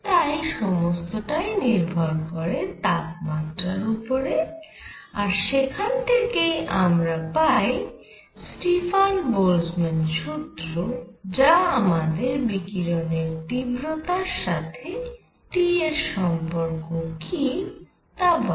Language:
Bangla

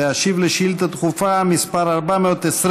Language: Hebrew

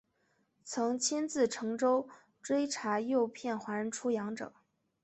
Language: Chinese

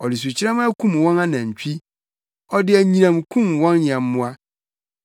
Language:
Akan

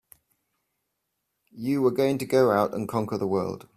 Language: English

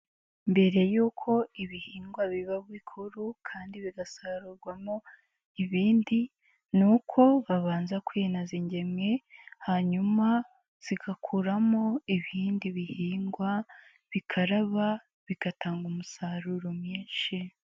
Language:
Kinyarwanda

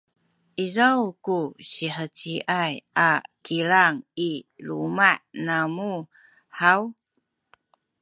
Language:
Sakizaya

